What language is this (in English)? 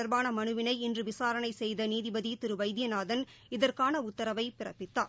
Tamil